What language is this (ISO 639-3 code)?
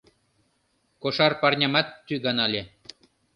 chm